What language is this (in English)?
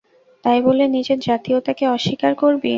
Bangla